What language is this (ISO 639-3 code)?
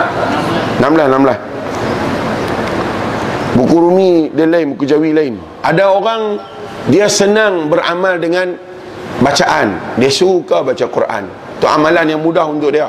msa